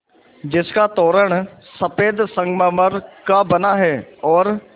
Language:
Hindi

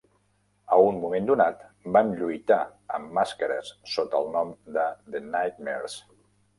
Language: Catalan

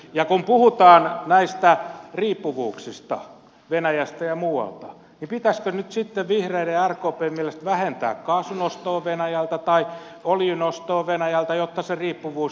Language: Finnish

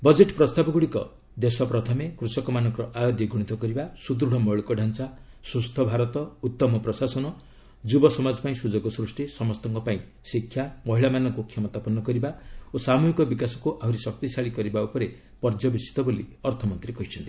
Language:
Odia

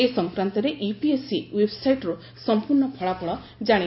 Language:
Odia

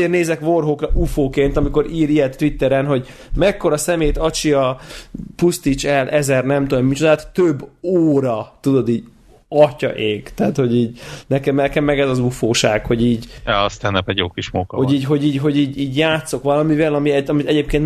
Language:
Hungarian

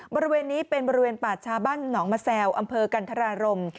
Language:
Thai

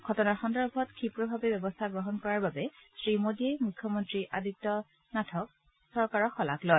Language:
Assamese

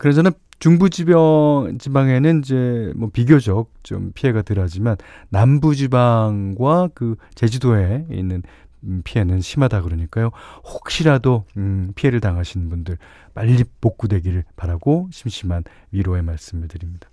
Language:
Korean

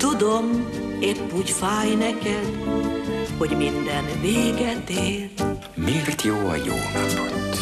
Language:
Hungarian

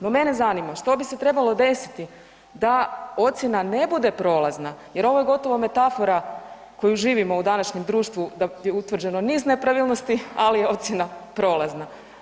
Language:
Croatian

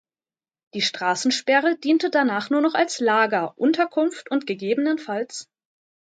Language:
German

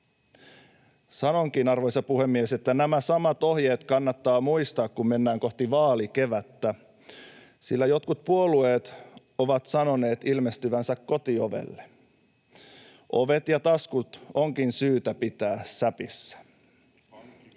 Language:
Finnish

